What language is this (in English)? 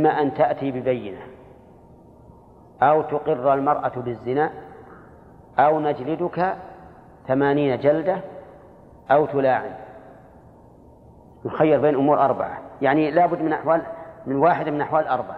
Arabic